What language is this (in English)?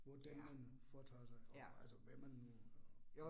Danish